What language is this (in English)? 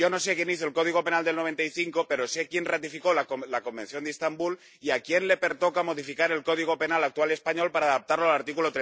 Spanish